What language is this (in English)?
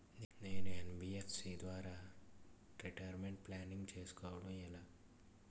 Telugu